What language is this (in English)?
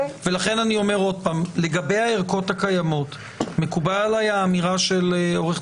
Hebrew